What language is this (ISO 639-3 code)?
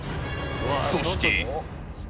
jpn